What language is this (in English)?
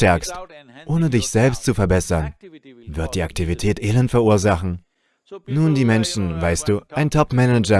German